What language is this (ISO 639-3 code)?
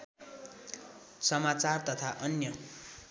nep